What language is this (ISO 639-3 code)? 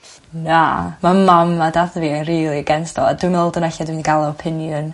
cym